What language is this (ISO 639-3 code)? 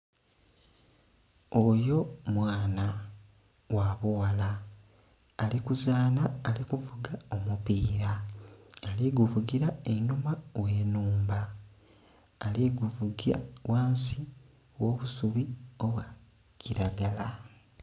xog